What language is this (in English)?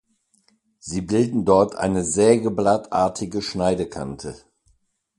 German